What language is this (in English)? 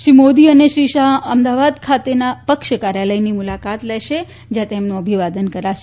Gujarati